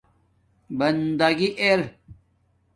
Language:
Domaaki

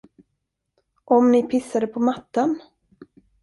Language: Swedish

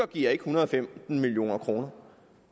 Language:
Danish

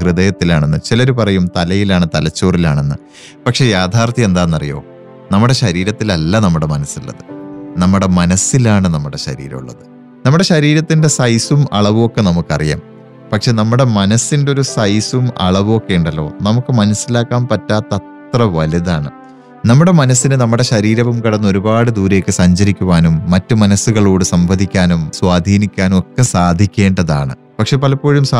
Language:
Malayalam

